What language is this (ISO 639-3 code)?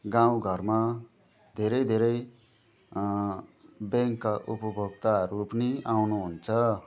nep